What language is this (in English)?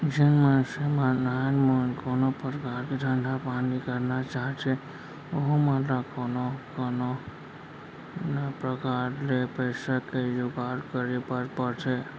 Chhattisgarhi